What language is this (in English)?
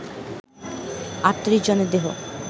Bangla